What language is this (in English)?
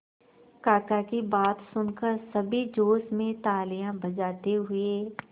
Hindi